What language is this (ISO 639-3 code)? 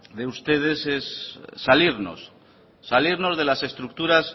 spa